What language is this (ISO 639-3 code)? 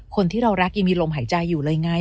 tha